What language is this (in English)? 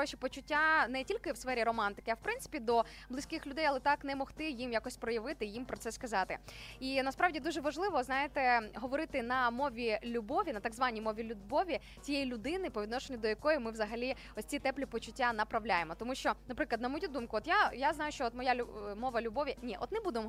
Ukrainian